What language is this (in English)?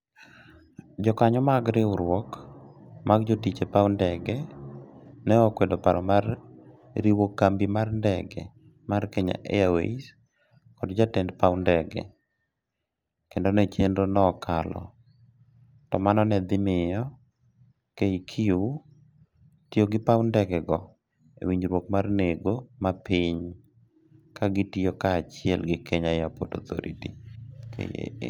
Luo (Kenya and Tanzania)